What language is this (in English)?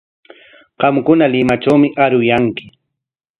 Corongo Ancash Quechua